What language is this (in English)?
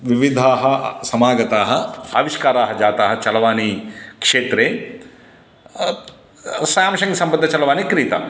Sanskrit